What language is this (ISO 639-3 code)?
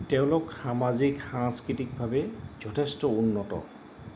asm